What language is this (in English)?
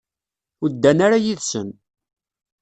Kabyle